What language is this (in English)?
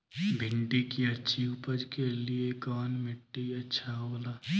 Bhojpuri